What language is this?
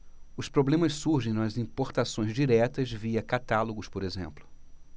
Portuguese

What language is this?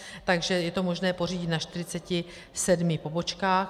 Czech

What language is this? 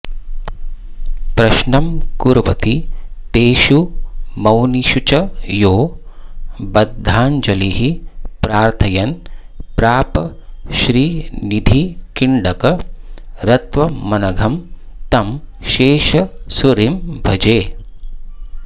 Sanskrit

